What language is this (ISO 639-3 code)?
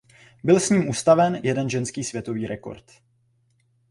ces